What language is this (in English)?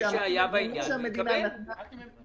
Hebrew